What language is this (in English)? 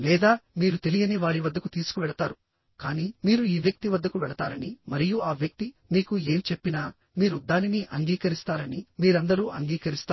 Telugu